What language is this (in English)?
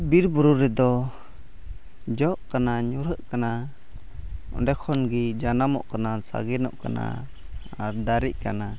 Santali